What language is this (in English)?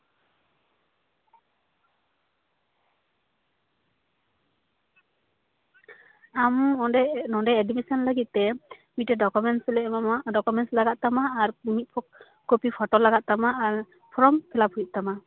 Santali